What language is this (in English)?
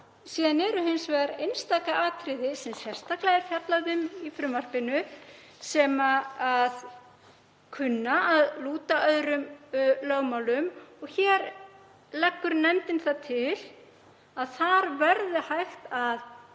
Icelandic